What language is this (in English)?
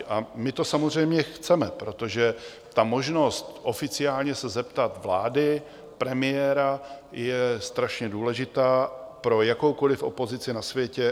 Czech